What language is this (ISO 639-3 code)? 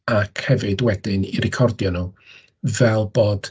cym